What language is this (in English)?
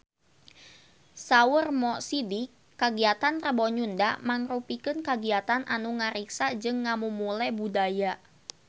Sundanese